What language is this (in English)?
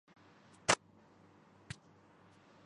Urdu